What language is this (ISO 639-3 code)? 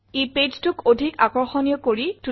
asm